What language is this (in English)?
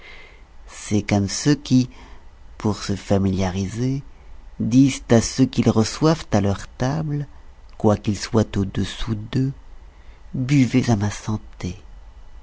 French